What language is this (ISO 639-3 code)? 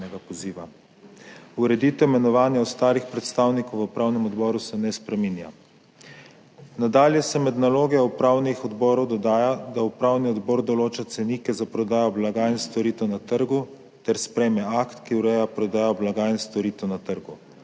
slv